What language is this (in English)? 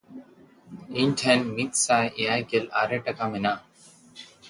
Santali